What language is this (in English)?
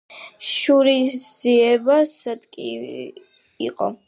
Georgian